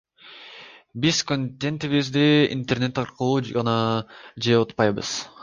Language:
Kyrgyz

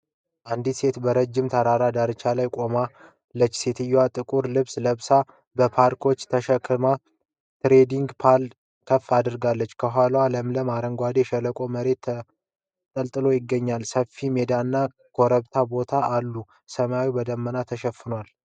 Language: Amharic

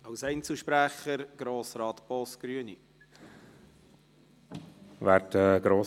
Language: Swiss German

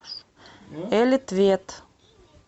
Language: Russian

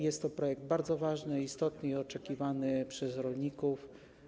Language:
Polish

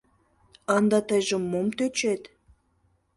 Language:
Mari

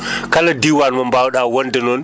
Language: Fula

